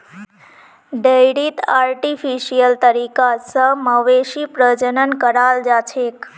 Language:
Magahi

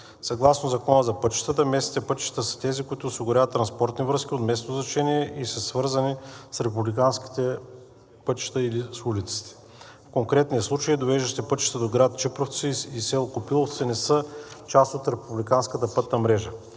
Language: Bulgarian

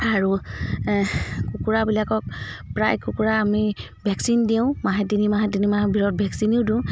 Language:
Assamese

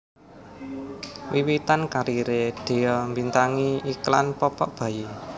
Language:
Javanese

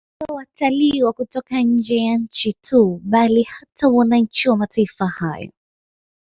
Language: Swahili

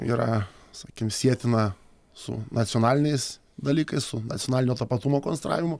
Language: Lithuanian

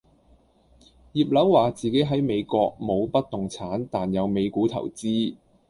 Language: Cantonese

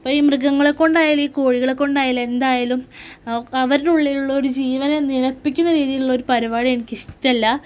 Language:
Malayalam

